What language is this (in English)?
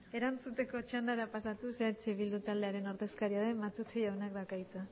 Basque